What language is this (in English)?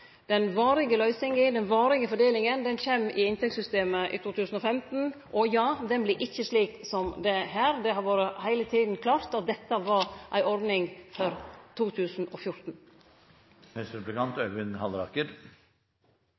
Norwegian Nynorsk